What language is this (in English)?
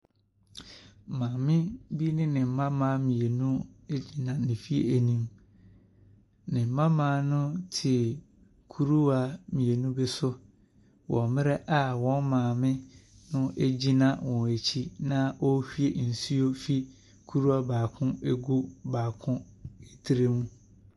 Akan